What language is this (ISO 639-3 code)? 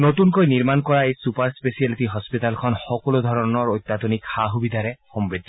asm